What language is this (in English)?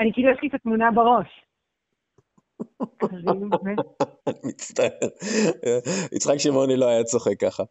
Hebrew